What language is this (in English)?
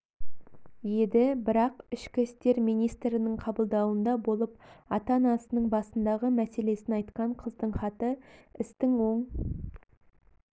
Kazakh